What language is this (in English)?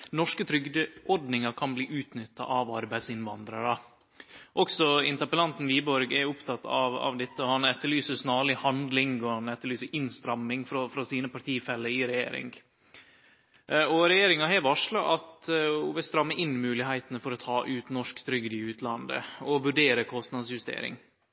Norwegian Nynorsk